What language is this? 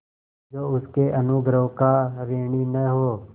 Hindi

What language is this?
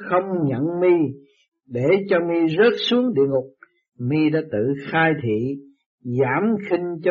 Vietnamese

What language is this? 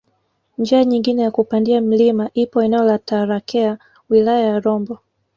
Swahili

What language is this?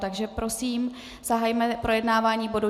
Czech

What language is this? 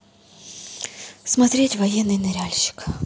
Russian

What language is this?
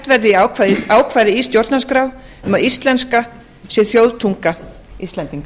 Icelandic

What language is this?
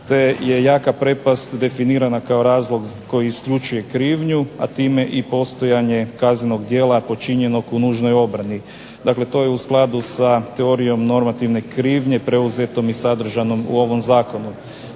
Croatian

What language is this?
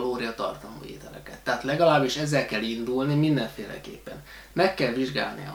Hungarian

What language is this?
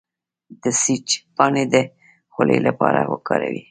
Pashto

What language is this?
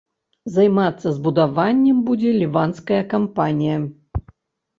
Belarusian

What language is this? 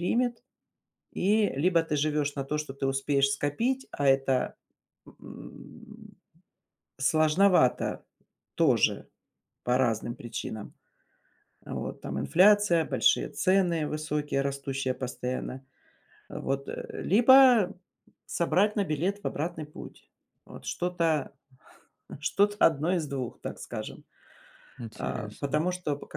Russian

